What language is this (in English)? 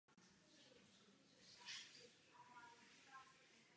Czech